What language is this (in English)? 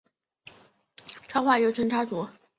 Chinese